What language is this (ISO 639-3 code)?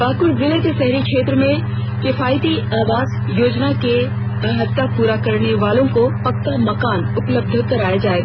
hin